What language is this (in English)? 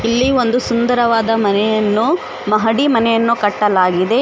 Kannada